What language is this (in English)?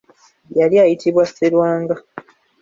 Ganda